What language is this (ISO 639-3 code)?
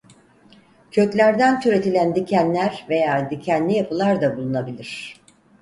tur